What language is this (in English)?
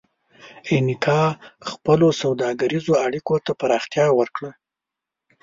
Pashto